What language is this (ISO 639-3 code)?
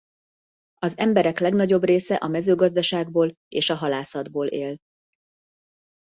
hun